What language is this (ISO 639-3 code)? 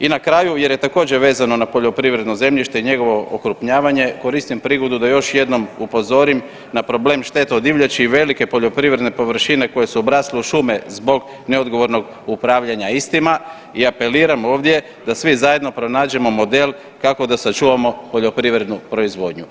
hrv